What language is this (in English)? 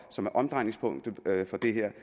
Danish